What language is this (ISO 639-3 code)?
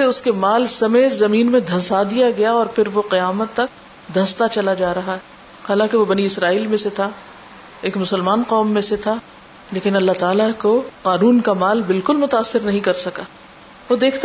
urd